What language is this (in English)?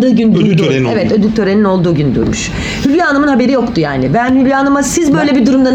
Turkish